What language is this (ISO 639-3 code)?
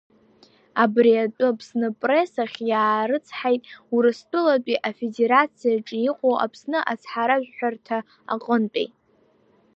abk